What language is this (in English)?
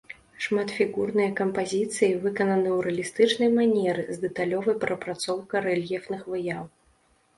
Belarusian